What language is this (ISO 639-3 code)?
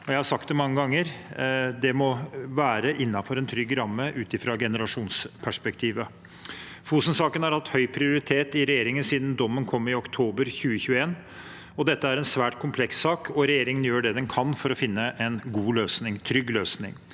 nor